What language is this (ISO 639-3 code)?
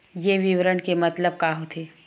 hne